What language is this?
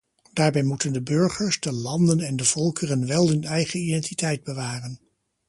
Dutch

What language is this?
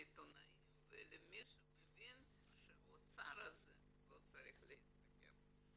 Hebrew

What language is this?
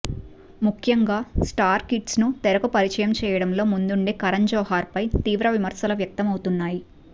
Telugu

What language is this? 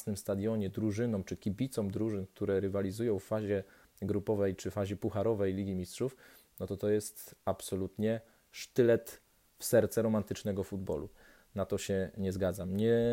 Polish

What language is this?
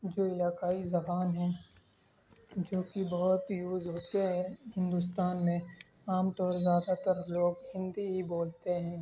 Urdu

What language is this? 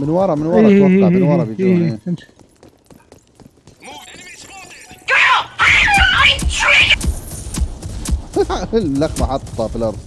Arabic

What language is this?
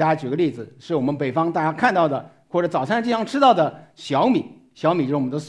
Chinese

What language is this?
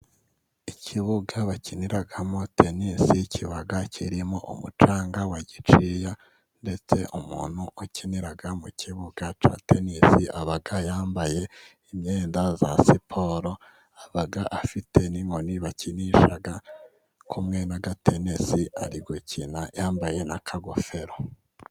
Kinyarwanda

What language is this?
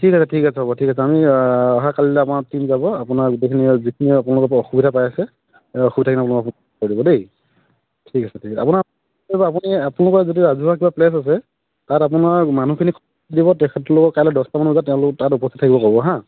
Assamese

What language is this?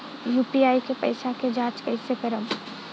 Bhojpuri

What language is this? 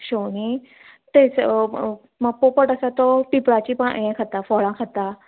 Konkani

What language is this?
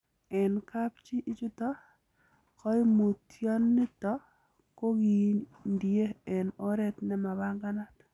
Kalenjin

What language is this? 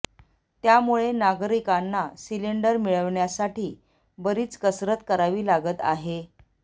Marathi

